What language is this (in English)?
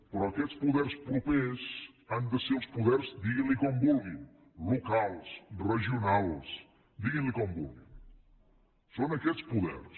Catalan